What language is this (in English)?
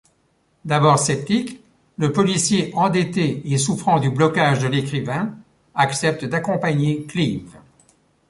French